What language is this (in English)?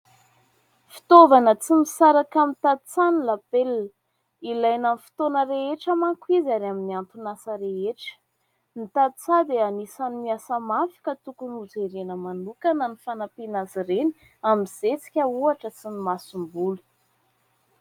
Malagasy